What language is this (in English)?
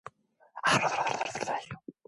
Korean